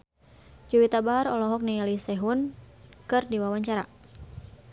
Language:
Sundanese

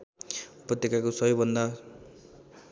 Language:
Nepali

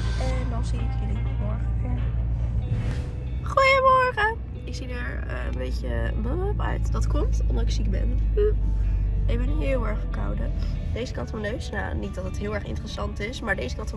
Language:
Dutch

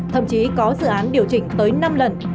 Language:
Vietnamese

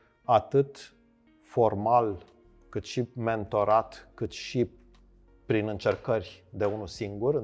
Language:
Romanian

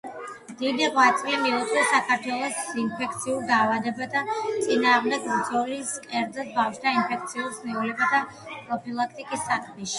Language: Georgian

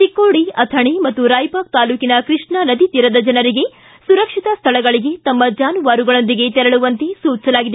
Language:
Kannada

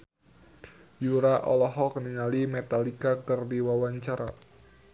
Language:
Sundanese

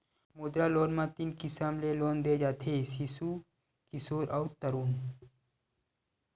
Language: Chhattisgarhi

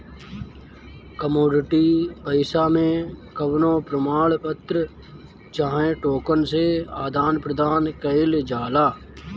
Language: Bhojpuri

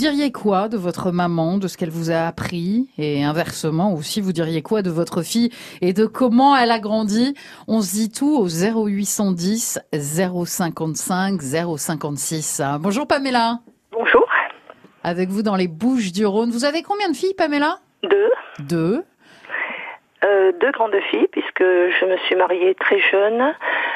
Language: French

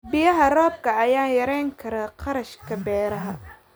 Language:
Somali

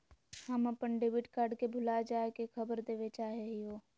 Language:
Magahi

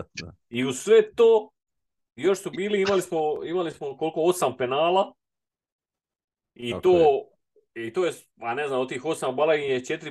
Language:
Croatian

